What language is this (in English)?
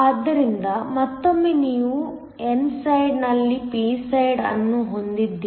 Kannada